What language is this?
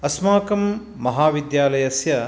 Sanskrit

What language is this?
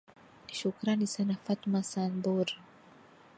Swahili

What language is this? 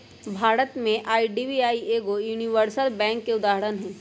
Magahi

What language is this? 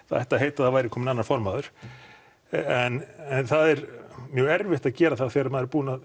Icelandic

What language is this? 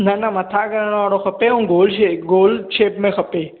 Sindhi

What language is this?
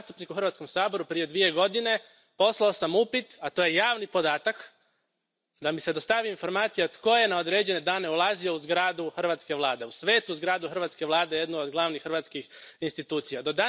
Croatian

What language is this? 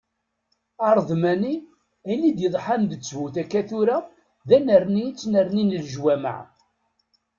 Kabyle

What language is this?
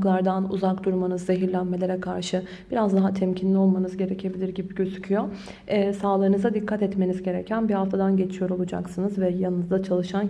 Turkish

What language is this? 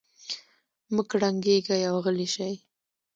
Pashto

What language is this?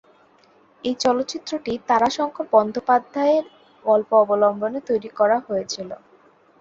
Bangla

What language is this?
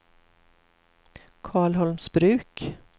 Swedish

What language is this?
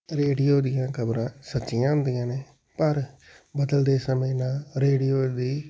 Punjabi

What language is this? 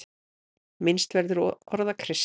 Icelandic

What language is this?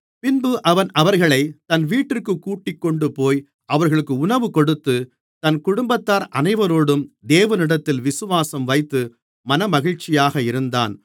Tamil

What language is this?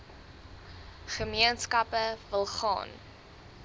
Afrikaans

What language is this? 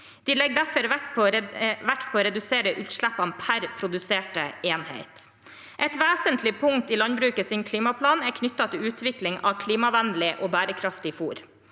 Norwegian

